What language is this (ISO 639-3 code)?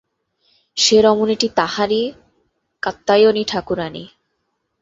ben